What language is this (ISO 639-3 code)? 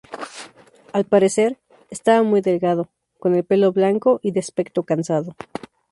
spa